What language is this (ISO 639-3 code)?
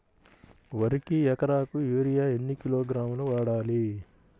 tel